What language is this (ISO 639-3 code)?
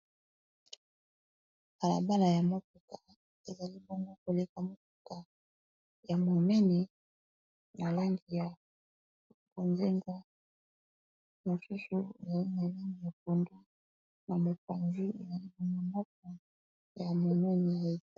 lin